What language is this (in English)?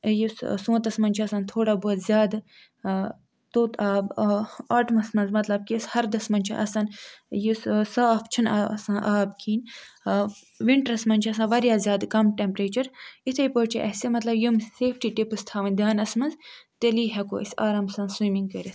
Kashmiri